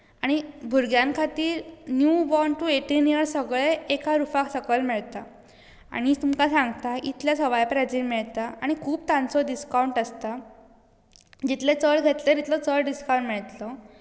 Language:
Konkani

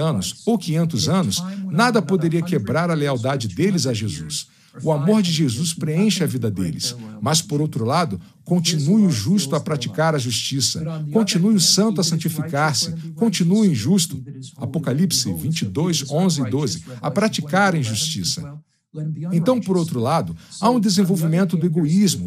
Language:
Portuguese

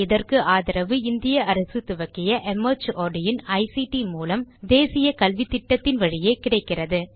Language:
Tamil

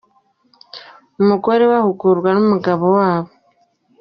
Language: Kinyarwanda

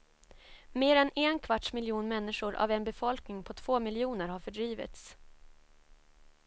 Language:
Swedish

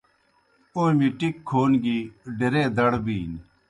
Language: Kohistani Shina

